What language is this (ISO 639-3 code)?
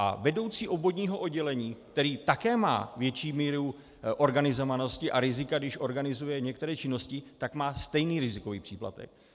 ces